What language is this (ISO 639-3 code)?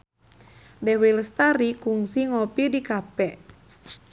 sun